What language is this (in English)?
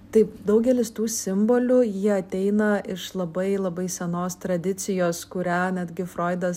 Lithuanian